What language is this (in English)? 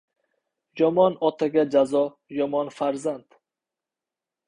Uzbek